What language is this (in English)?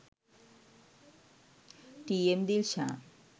Sinhala